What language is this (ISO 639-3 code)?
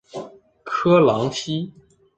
zho